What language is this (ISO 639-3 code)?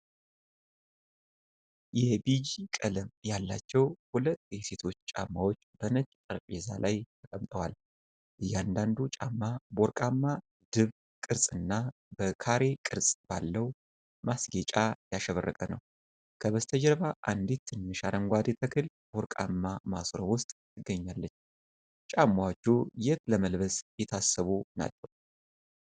amh